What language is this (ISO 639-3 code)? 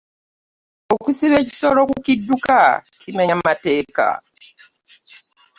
lug